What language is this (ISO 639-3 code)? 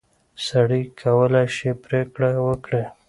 pus